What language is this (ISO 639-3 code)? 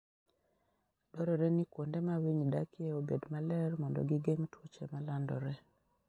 luo